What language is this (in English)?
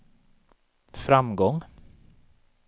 Swedish